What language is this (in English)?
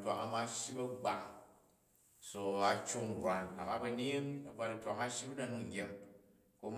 Jju